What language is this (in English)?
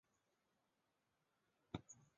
Chinese